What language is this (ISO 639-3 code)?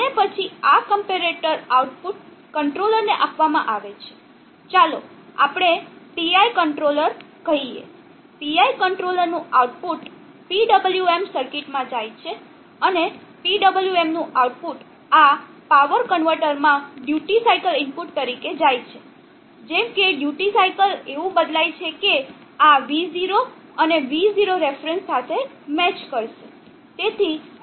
guj